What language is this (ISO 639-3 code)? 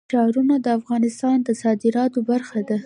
pus